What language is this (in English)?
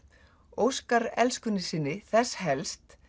Icelandic